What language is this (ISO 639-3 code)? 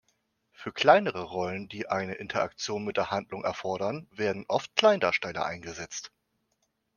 deu